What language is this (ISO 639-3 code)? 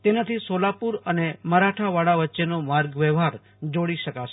guj